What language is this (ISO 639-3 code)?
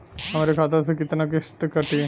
bho